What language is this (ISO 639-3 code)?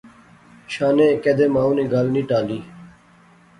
phr